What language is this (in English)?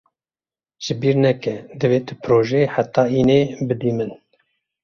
Kurdish